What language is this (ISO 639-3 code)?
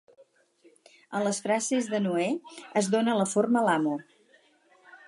cat